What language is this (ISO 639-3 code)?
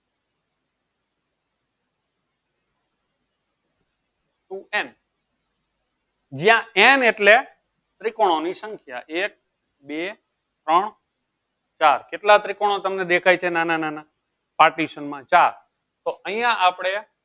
guj